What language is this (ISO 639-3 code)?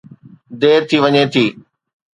snd